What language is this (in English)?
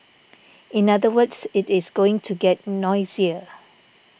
English